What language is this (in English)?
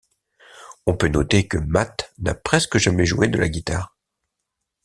French